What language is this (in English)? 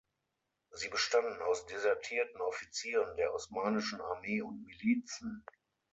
German